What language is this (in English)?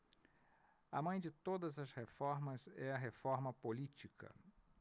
Portuguese